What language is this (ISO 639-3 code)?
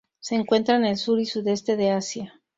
spa